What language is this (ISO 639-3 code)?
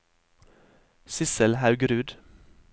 nor